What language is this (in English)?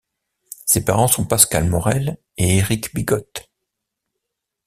French